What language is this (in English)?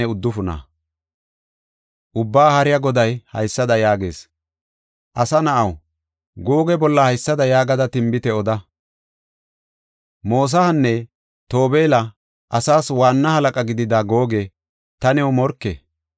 Gofa